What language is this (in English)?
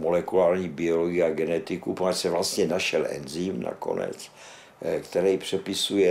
Czech